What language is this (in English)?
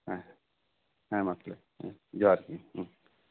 Santali